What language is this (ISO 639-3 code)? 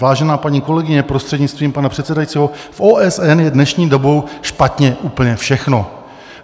ces